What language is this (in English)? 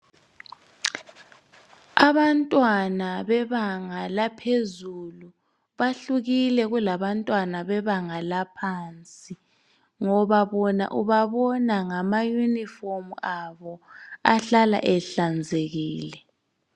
North Ndebele